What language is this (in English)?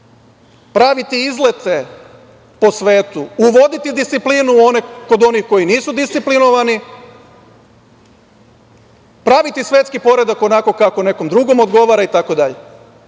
Serbian